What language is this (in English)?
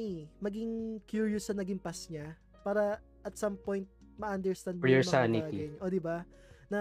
Filipino